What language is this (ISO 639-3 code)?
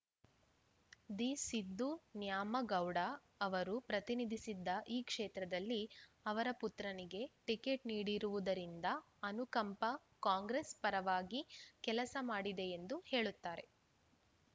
kan